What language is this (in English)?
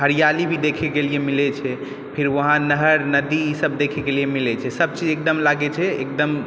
Maithili